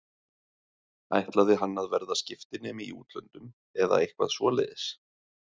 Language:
Icelandic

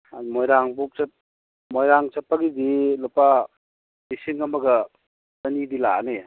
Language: Manipuri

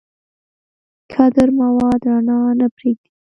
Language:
Pashto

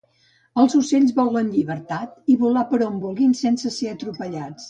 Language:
Catalan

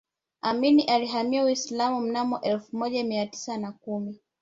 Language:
Swahili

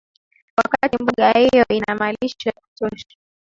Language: Swahili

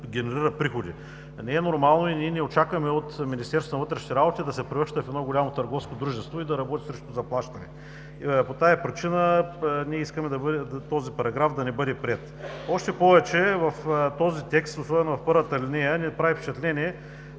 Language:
Bulgarian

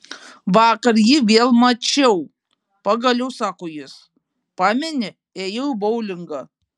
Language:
Lithuanian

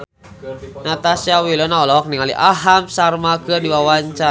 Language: Sundanese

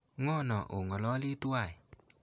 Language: Kalenjin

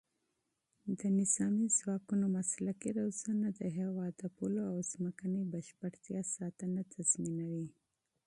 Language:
Pashto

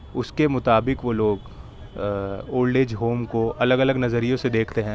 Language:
Urdu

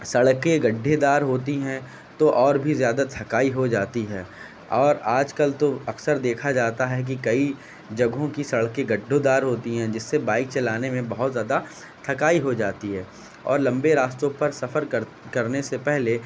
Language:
Urdu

